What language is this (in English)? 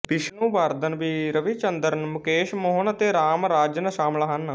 Punjabi